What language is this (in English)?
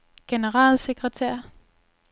Danish